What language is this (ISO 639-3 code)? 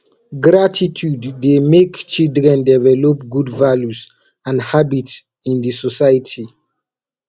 pcm